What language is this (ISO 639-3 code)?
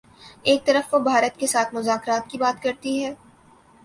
urd